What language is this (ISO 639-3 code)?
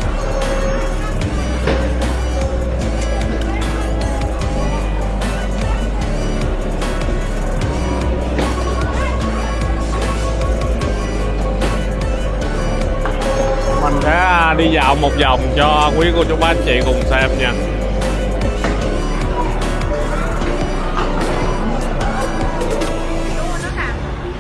vie